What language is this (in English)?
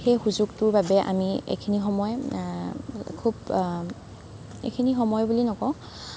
Assamese